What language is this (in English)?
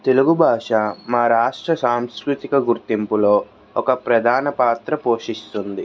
Telugu